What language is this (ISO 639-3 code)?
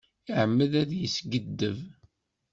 kab